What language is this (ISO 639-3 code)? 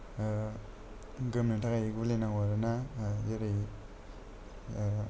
brx